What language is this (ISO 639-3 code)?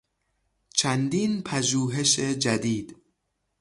fas